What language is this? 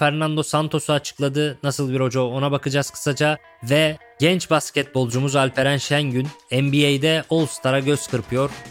Turkish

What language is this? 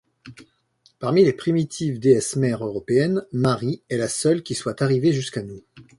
French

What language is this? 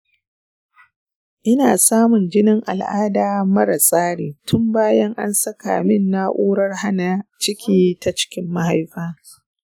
Hausa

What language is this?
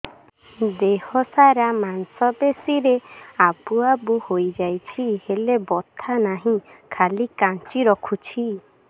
Odia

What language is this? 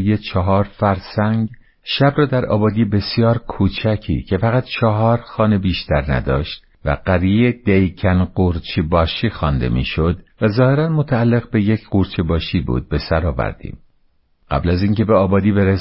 Persian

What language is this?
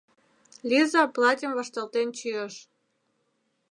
Mari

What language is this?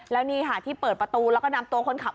Thai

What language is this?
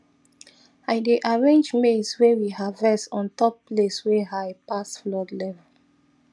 Nigerian Pidgin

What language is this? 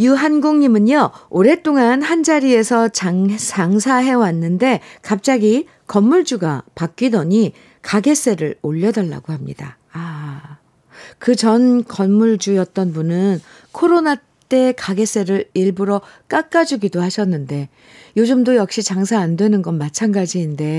Korean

